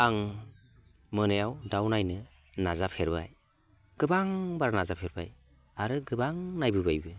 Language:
Bodo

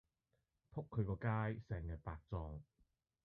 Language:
Cantonese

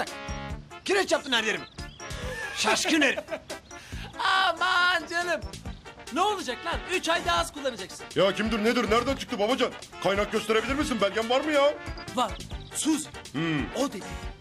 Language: Turkish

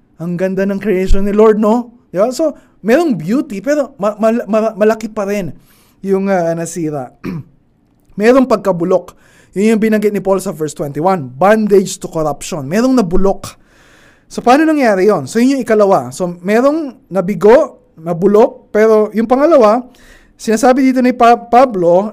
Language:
Filipino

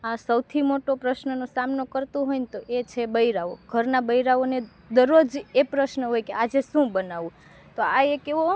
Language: Gujarati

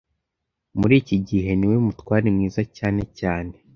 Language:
Kinyarwanda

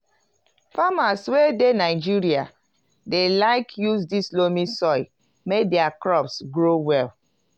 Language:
Nigerian Pidgin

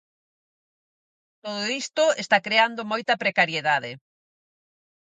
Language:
Galician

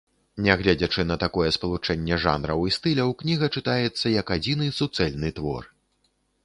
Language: Belarusian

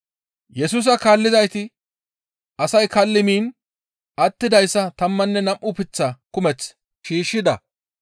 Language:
Gamo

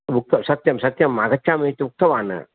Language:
Sanskrit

